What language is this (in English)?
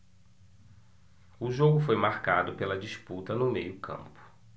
Portuguese